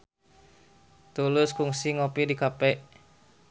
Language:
Sundanese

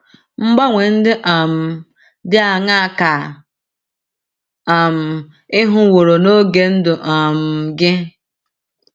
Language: Igbo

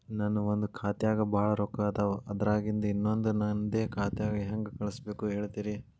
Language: Kannada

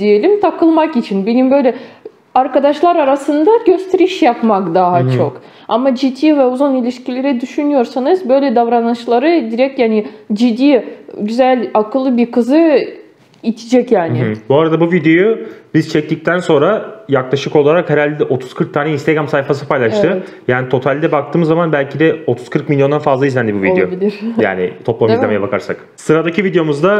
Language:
Turkish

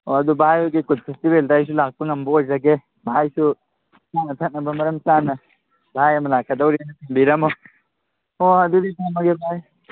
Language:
Manipuri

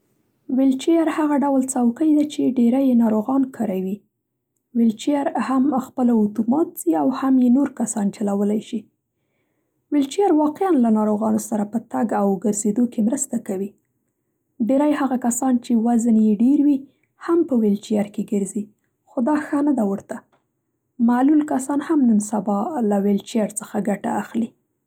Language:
Central Pashto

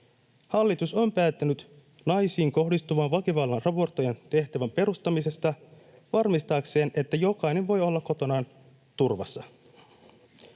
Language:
Finnish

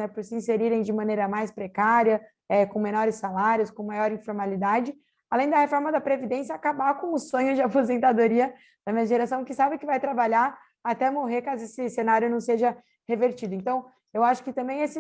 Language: Portuguese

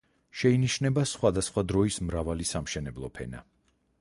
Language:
Georgian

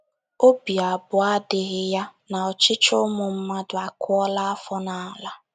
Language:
Igbo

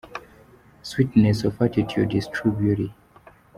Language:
Kinyarwanda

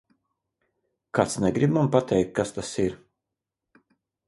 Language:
Latvian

